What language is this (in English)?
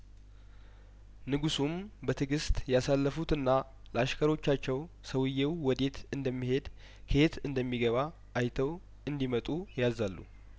Amharic